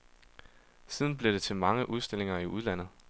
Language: Danish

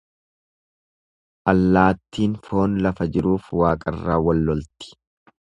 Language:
Oromo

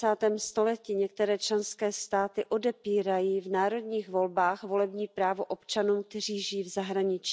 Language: Czech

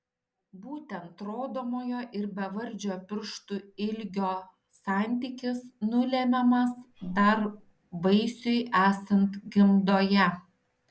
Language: Lithuanian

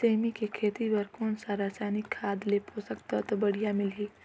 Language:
Chhattisgarhi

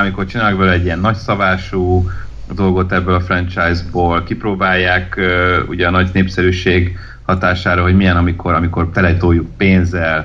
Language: Hungarian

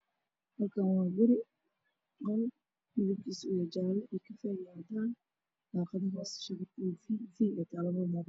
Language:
Somali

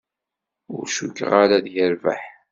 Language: Kabyle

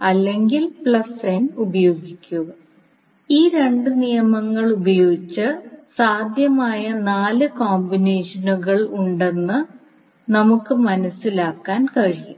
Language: Malayalam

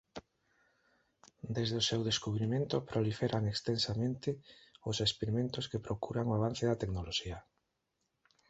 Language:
Galician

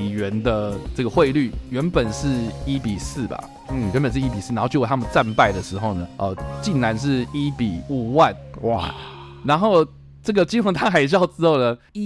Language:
Chinese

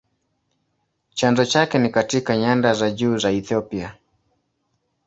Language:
Swahili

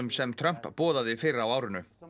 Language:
Icelandic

